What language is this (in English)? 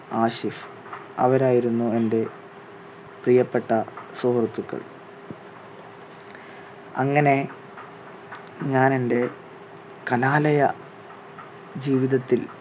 Malayalam